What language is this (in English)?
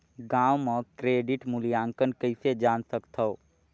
Chhattisgarhi